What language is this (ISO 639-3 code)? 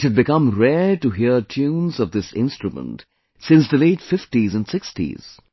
eng